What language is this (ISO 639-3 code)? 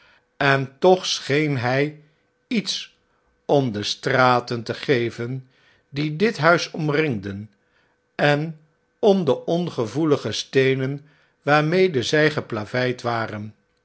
nld